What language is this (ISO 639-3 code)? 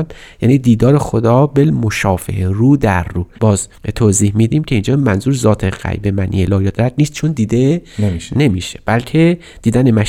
fas